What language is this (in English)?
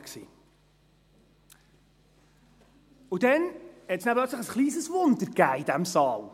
Swiss German